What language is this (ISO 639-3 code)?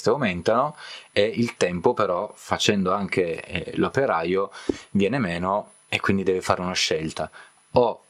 ita